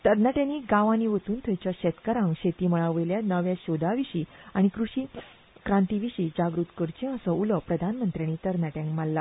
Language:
Konkani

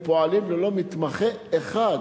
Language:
Hebrew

